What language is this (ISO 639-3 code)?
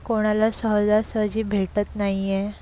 mar